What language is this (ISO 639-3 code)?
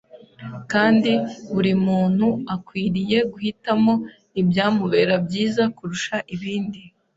kin